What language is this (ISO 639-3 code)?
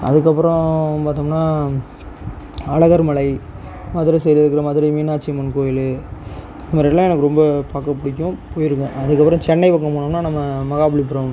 tam